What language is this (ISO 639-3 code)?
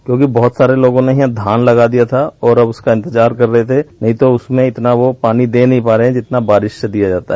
hin